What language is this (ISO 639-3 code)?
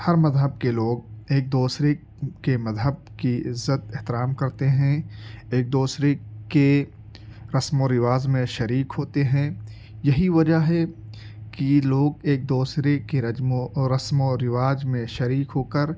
urd